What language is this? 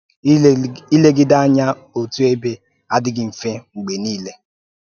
Igbo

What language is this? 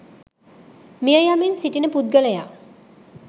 Sinhala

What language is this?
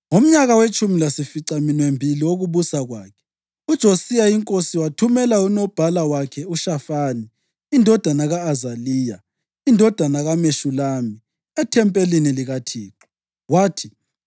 North Ndebele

